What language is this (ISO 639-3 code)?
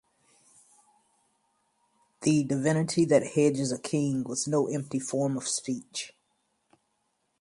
eng